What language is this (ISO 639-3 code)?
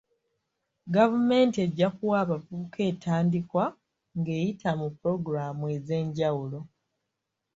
lug